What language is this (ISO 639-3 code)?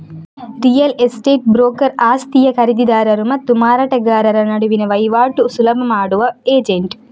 kan